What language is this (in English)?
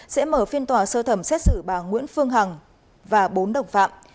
Vietnamese